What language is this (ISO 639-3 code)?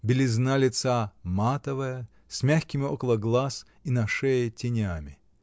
rus